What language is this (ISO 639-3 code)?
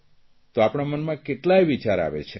guj